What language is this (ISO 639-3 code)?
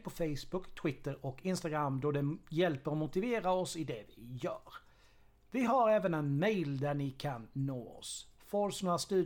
swe